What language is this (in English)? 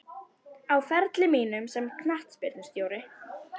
Icelandic